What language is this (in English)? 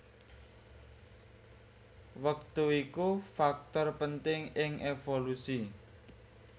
Javanese